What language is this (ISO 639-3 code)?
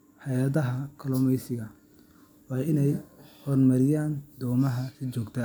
som